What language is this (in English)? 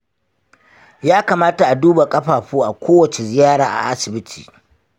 Hausa